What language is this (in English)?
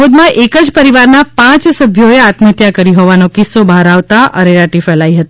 Gujarati